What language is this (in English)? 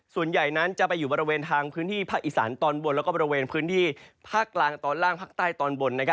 Thai